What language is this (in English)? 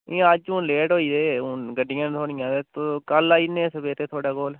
Dogri